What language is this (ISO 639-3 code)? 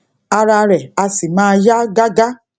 yor